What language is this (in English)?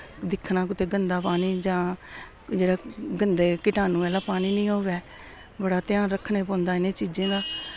Dogri